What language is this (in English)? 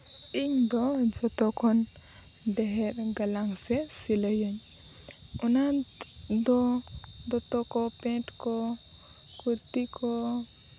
Santali